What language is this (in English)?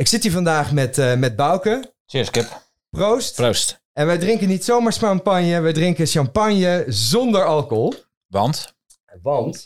Dutch